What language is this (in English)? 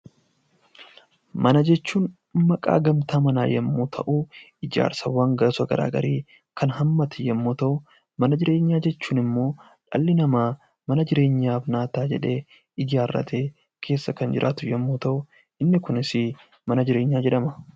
Oromo